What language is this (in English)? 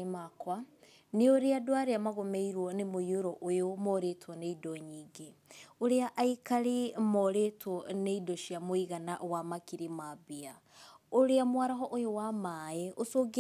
Kikuyu